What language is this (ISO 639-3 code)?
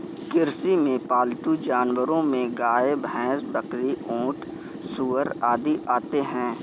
hin